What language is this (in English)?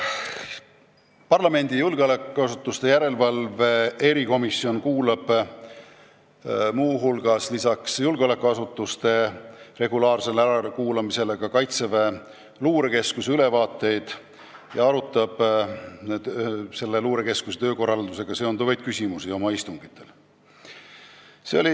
Estonian